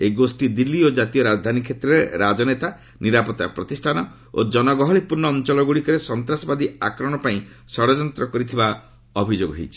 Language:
Odia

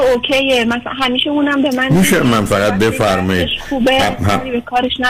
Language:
Persian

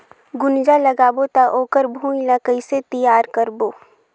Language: Chhattisgarhi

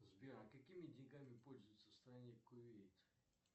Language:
Russian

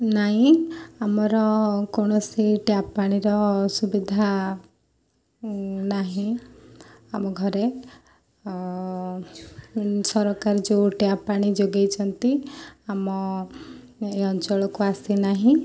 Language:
Odia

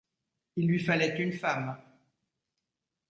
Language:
French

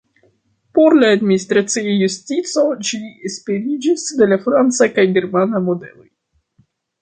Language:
Esperanto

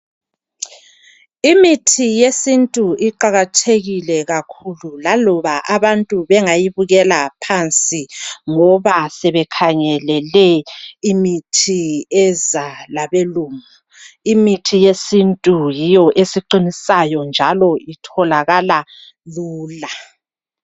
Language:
North Ndebele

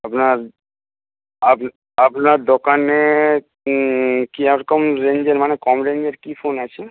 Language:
Bangla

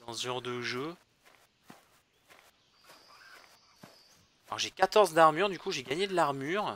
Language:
French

